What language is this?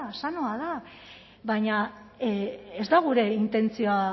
Basque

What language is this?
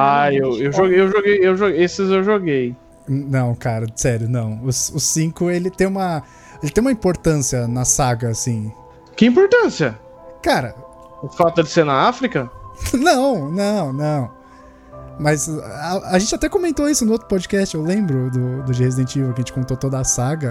Portuguese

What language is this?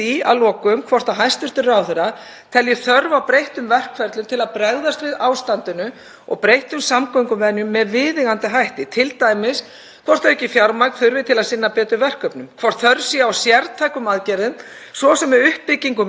Icelandic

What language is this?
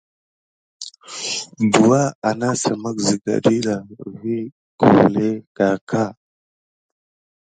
Gidar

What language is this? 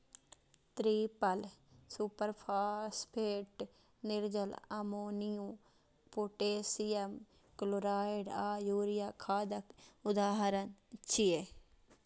Maithili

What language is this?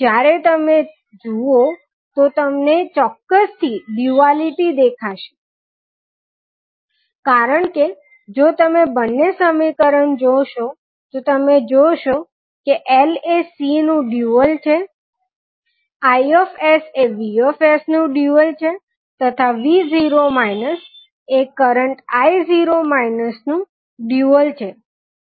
Gujarati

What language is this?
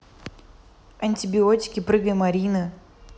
Russian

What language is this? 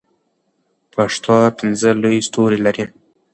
Pashto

